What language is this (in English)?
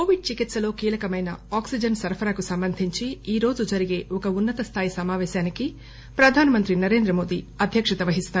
Telugu